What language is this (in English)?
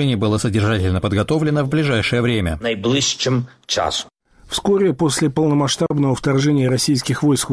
Russian